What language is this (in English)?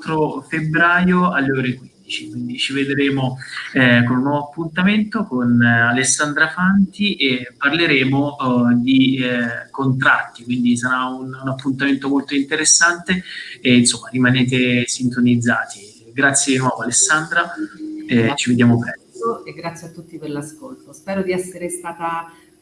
Italian